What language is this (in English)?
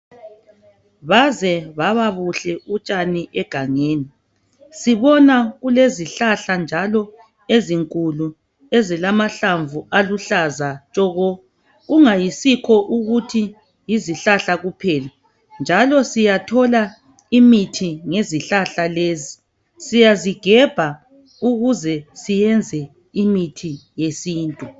North Ndebele